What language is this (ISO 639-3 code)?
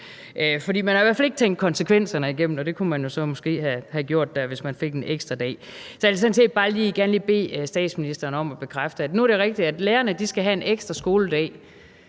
dan